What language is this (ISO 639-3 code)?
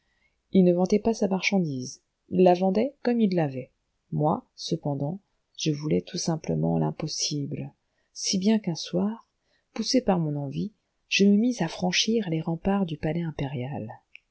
fra